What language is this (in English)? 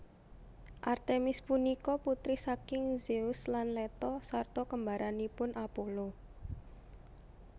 Javanese